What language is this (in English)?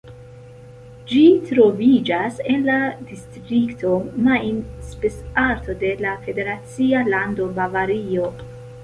Esperanto